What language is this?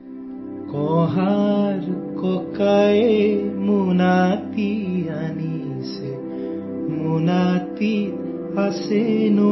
Kannada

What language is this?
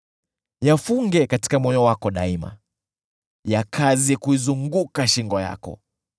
Swahili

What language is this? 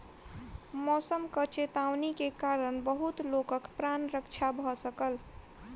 Maithili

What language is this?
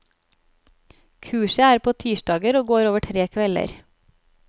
Norwegian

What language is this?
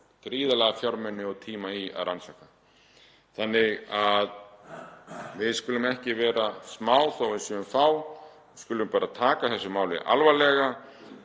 Icelandic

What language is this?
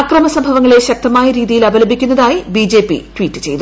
Malayalam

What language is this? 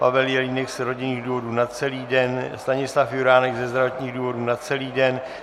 Czech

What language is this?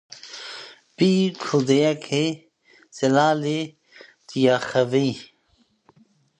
Kurdish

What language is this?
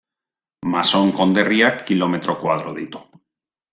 Basque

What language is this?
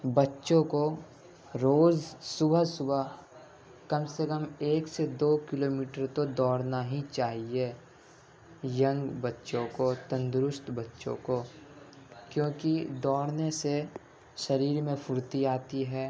Urdu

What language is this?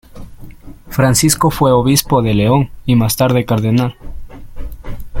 Spanish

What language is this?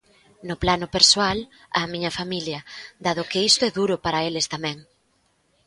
Galician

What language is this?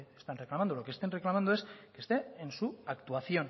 Spanish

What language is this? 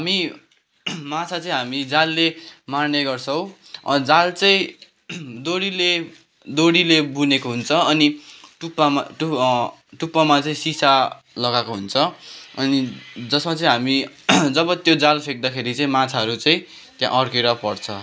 Nepali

